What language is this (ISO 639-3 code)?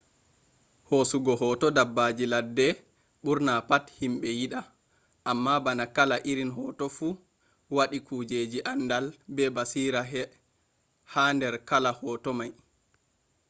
ful